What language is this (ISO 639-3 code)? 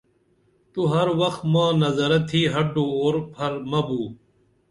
dml